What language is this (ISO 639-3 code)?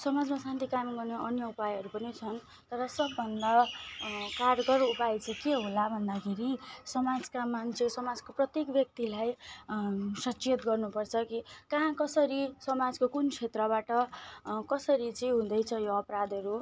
nep